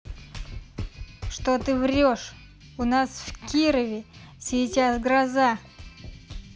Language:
Russian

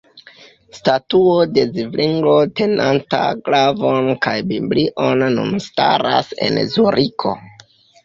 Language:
Esperanto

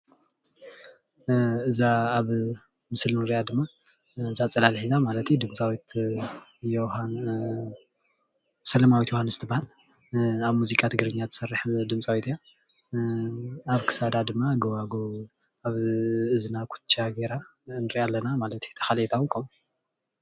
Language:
Tigrinya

